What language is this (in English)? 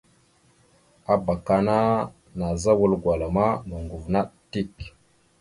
Mada (Cameroon)